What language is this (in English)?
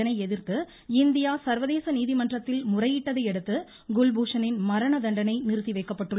Tamil